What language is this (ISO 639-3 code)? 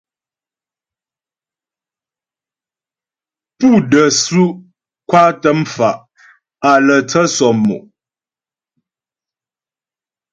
bbj